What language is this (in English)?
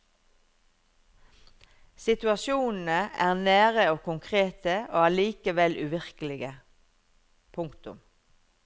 Norwegian